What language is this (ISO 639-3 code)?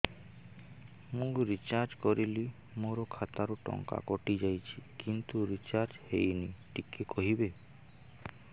ori